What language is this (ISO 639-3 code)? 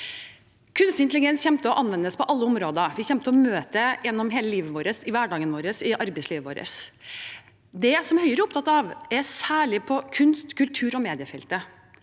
nor